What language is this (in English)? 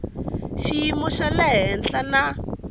Tsonga